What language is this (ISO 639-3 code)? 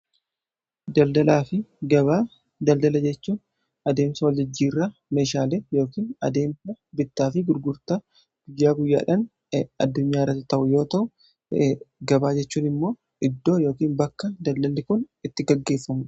orm